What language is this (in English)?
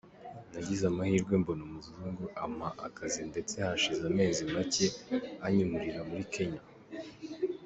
Kinyarwanda